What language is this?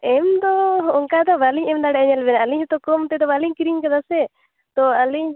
Santali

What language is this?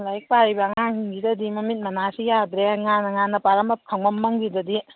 Manipuri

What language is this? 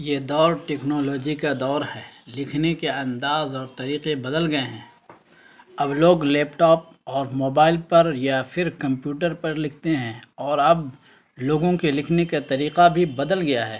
Urdu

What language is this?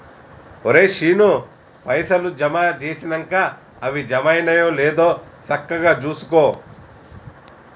Telugu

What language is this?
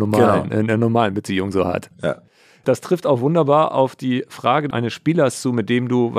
German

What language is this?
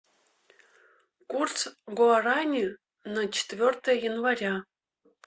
Russian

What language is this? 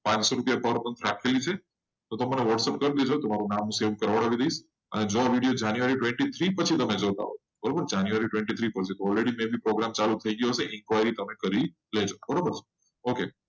Gujarati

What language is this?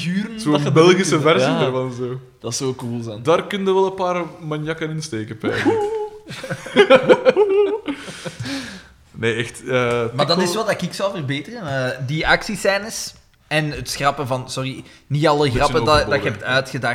Dutch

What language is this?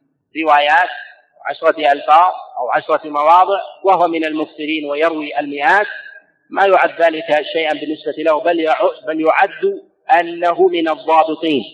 Arabic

